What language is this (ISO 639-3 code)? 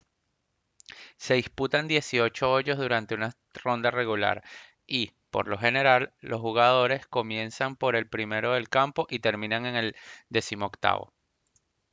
spa